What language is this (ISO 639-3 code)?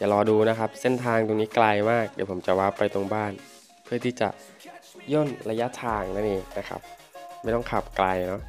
tha